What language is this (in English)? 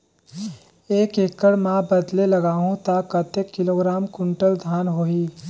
Chhattisgarhi